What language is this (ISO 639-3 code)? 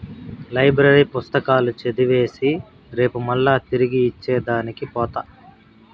tel